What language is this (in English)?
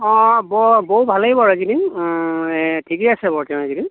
Assamese